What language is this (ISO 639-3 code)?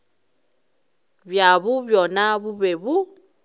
nso